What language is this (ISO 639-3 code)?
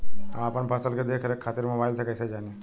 bho